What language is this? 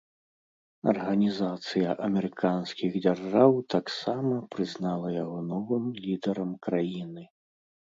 Belarusian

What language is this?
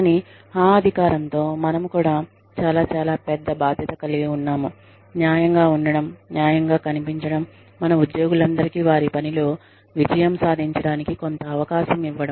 Telugu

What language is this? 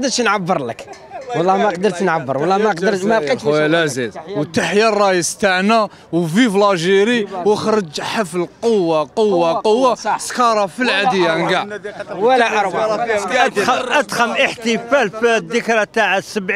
Arabic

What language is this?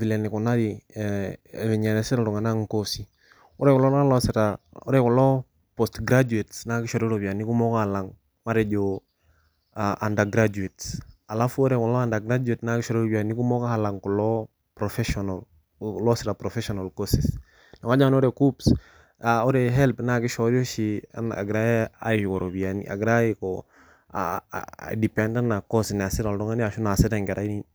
Masai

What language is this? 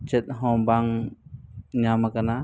Santali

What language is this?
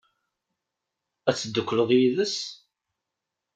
Kabyle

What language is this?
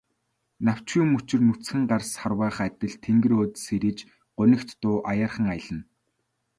Mongolian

